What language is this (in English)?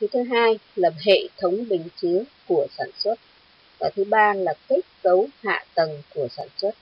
Vietnamese